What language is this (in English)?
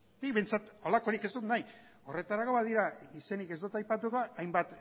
Basque